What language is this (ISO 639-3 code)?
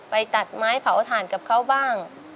tha